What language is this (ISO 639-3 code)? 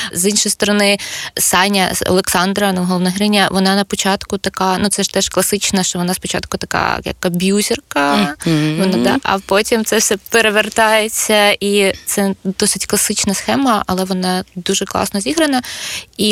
ukr